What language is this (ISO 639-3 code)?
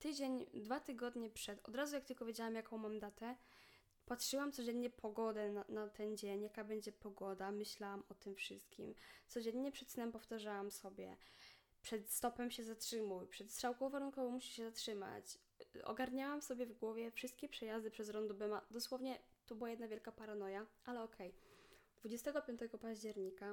pol